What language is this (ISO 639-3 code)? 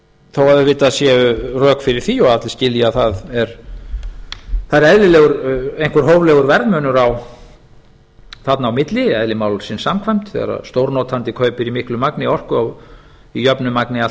isl